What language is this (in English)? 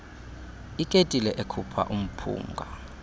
Xhosa